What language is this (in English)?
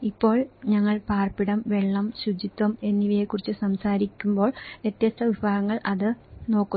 Malayalam